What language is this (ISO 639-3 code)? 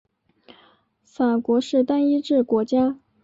zho